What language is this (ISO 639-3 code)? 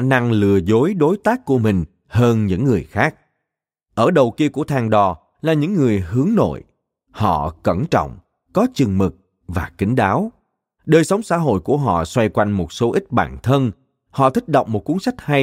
vie